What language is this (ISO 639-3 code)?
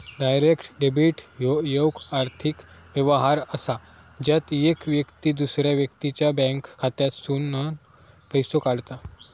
mar